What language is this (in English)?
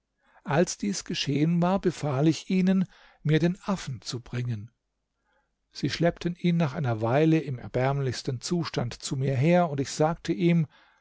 German